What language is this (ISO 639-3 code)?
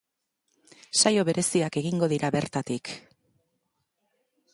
eus